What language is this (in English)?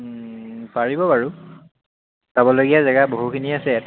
Assamese